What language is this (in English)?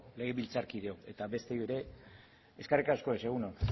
Basque